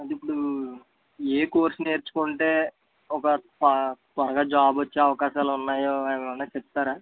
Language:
Telugu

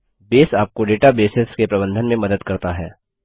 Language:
Hindi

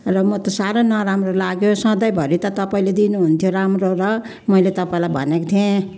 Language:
Nepali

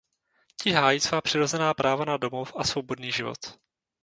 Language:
Czech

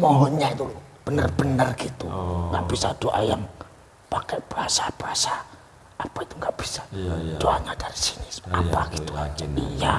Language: Indonesian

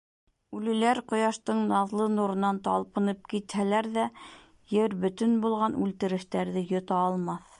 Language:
Bashkir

